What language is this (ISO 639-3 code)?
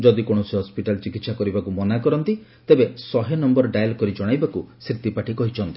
ori